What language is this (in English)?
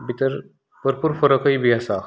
Konkani